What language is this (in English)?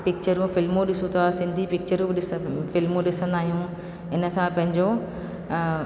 Sindhi